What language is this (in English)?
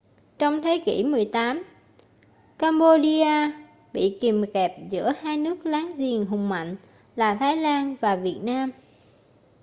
Vietnamese